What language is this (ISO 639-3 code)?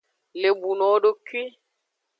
ajg